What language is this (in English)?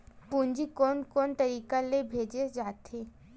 Chhattisgarhi